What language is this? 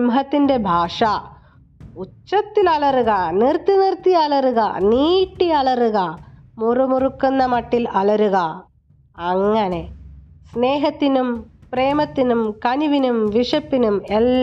Malayalam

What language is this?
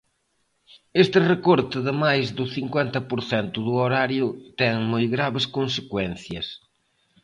Galician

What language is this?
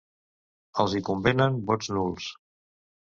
Catalan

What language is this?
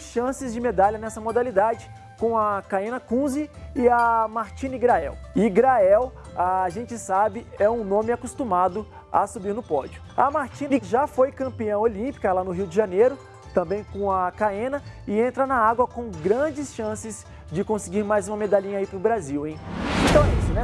Portuguese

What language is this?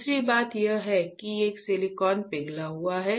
Hindi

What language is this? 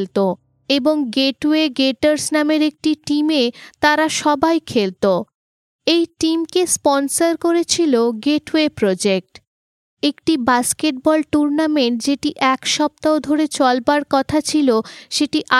Bangla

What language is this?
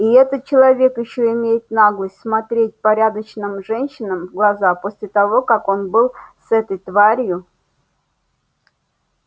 Russian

